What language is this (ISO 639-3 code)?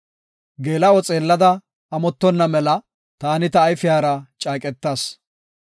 gof